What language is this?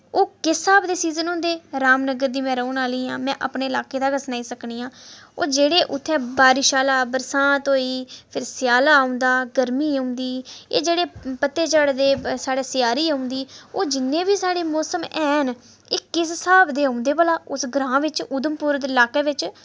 Dogri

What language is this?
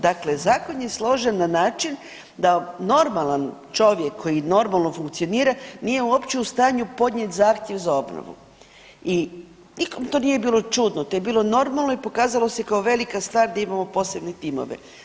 Croatian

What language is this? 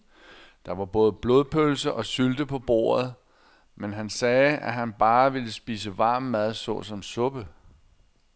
Danish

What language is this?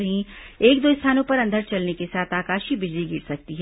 Hindi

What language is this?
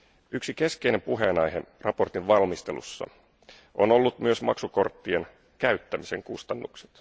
Finnish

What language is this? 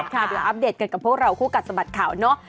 Thai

